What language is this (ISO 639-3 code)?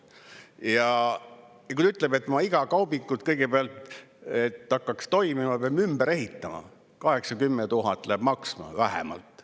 est